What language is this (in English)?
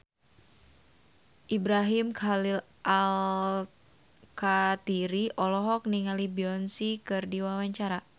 Sundanese